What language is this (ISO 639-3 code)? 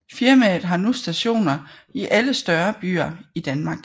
dan